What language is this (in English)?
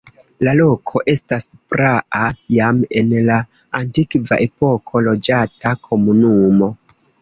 Esperanto